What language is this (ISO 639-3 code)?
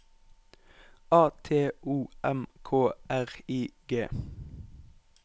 nor